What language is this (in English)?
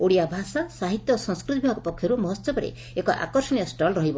Odia